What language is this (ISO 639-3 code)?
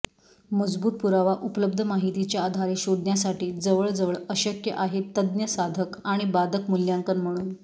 mar